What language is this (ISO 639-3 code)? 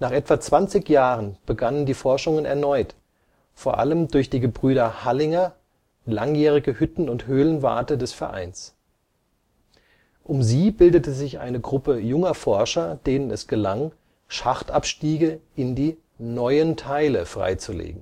deu